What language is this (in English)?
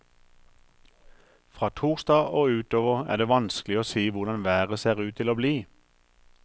Norwegian